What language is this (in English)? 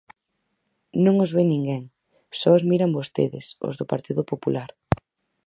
Galician